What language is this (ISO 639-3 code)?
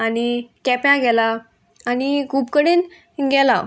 kok